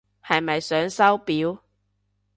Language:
Cantonese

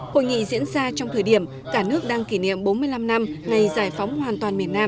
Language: Vietnamese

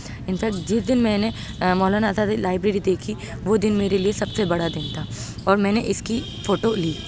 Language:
Urdu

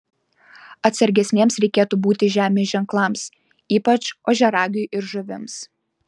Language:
Lithuanian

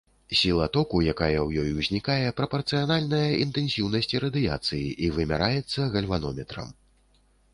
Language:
Belarusian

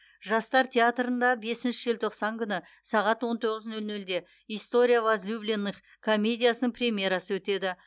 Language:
Kazakh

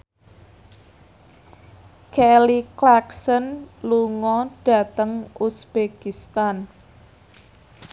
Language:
Javanese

